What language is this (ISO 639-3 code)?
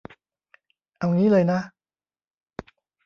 tha